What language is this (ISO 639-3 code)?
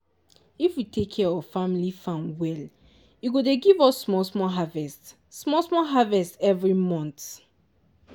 pcm